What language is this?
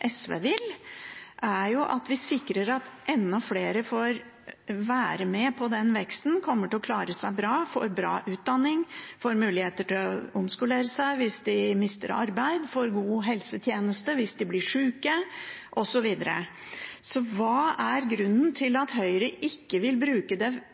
Norwegian Bokmål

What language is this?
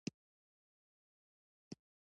Pashto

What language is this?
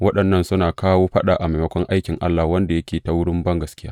Hausa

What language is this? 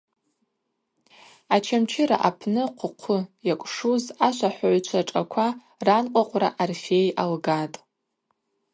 Abaza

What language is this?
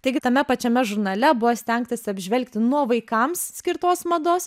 Lithuanian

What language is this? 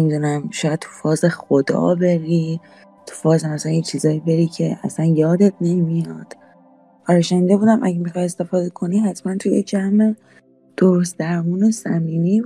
Persian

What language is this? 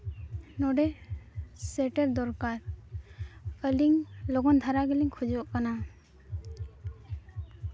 Santali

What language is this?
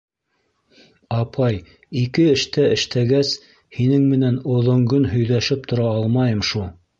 Bashkir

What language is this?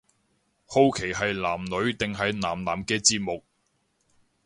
Cantonese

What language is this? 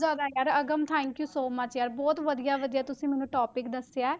Punjabi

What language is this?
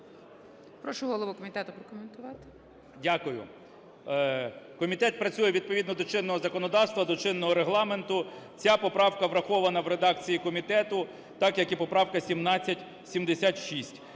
Ukrainian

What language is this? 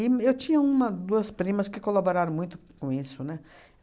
Portuguese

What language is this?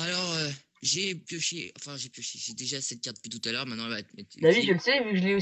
French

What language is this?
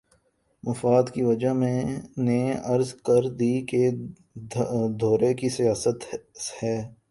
Urdu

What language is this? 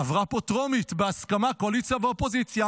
Hebrew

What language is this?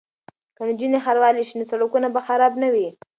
Pashto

